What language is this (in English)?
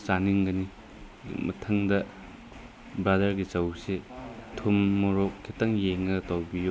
Manipuri